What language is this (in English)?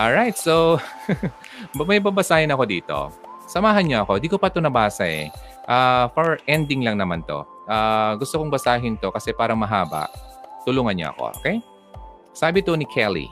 Filipino